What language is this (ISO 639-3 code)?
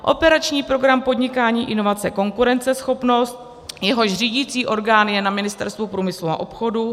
ces